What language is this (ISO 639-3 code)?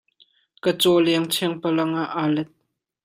cnh